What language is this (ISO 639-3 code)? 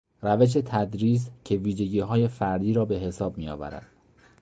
fas